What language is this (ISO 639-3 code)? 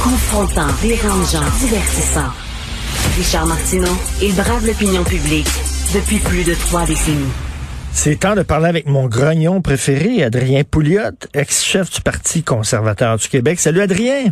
fra